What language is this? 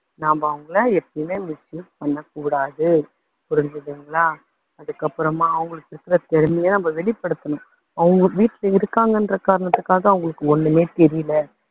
Tamil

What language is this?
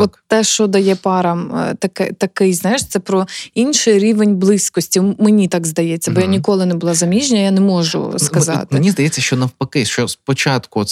Ukrainian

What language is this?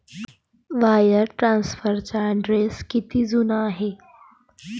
Marathi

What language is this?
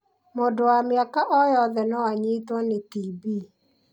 Kikuyu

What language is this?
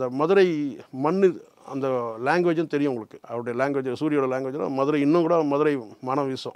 Korean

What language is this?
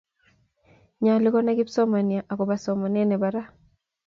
Kalenjin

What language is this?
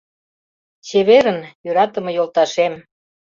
Mari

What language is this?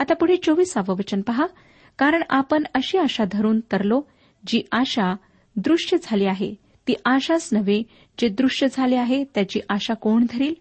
Marathi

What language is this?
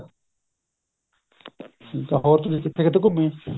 Punjabi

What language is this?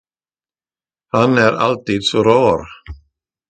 Swedish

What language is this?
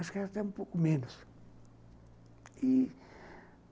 Portuguese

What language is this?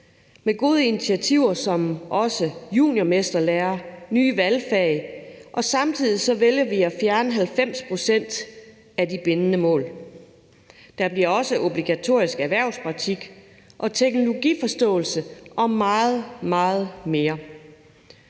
Danish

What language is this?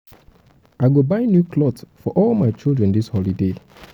Nigerian Pidgin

